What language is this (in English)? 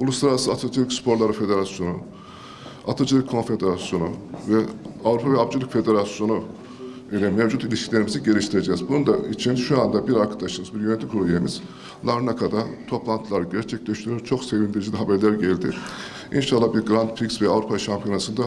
Turkish